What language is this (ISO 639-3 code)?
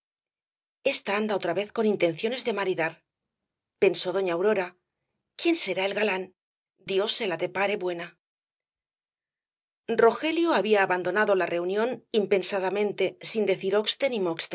spa